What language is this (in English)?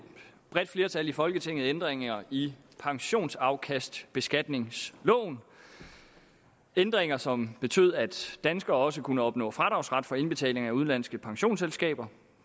Danish